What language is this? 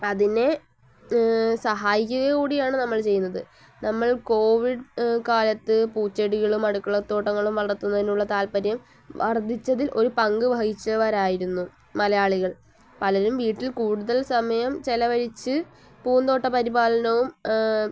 Malayalam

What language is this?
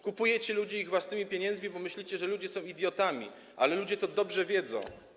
Polish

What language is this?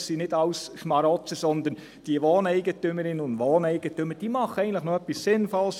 Swiss German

